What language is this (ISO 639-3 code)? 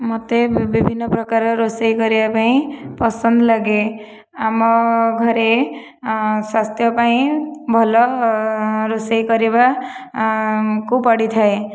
ori